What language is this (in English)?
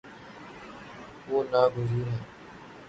Urdu